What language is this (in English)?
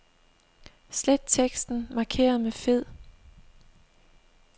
Danish